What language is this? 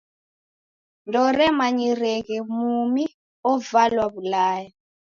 Taita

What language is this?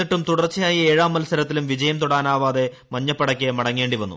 Malayalam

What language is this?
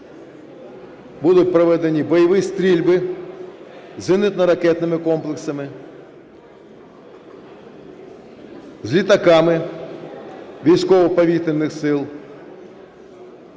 Ukrainian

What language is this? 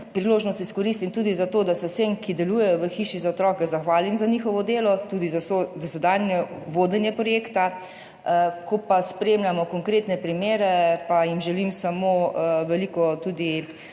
Slovenian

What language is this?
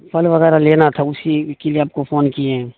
Urdu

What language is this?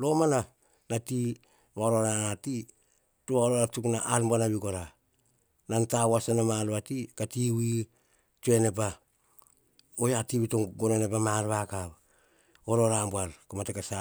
Hahon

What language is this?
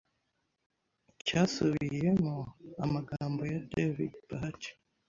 Kinyarwanda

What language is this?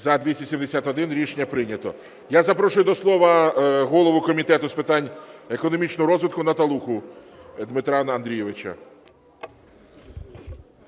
Ukrainian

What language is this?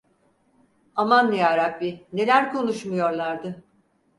Turkish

